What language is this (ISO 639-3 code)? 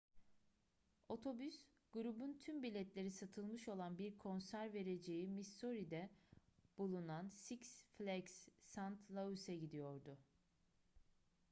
tur